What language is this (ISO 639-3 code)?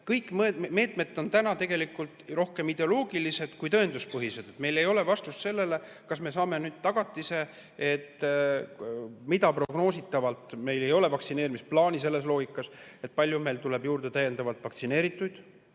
est